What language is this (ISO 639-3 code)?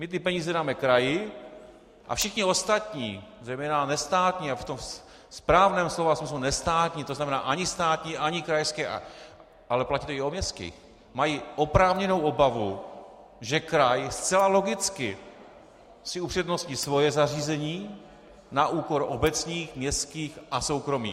ces